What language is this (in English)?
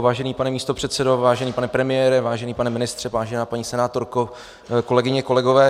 Czech